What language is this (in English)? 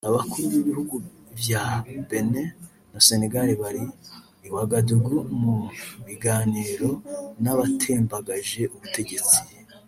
Kinyarwanda